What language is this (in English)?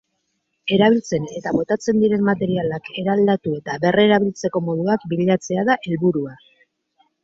Basque